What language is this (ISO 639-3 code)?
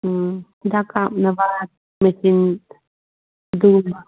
mni